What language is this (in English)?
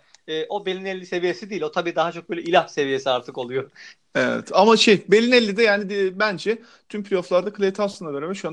Turkish